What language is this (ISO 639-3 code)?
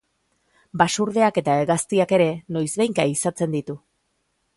eus